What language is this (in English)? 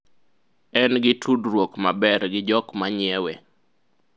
Luo (Kenya and Tanzania)